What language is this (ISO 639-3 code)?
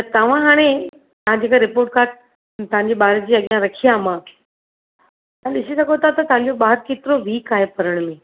snd